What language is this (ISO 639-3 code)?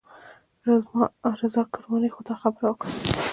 pus